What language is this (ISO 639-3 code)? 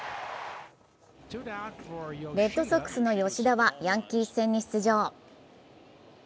jpn